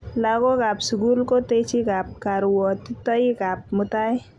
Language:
Kalenjin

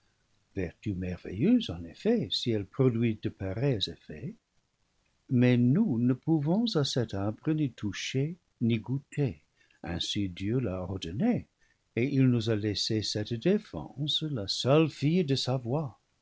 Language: French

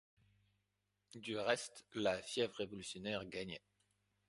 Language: French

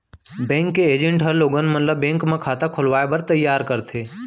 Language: Chhattisgarhi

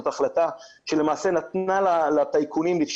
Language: Hebrew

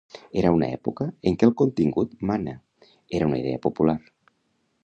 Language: Catalan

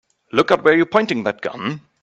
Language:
English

